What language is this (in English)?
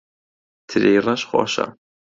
Central Kurdish